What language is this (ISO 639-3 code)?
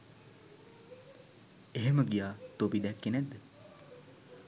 sin